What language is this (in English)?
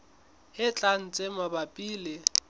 Southern Sotho